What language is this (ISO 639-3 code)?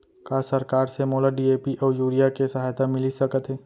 hne